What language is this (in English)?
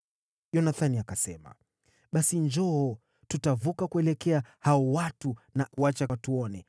Swahili